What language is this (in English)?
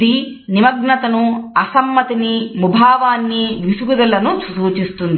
Telugu